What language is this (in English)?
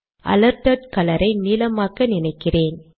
Tamil